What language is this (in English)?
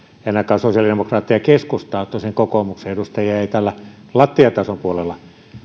Finnish